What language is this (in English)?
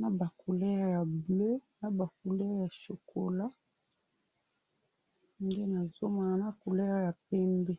Lingala